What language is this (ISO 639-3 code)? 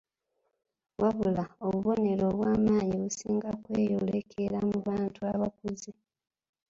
lug